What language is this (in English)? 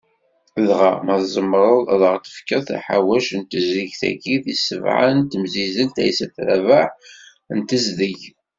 Kabyle